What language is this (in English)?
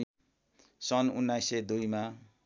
Nepali